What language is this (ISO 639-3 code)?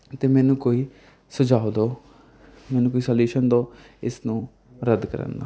pan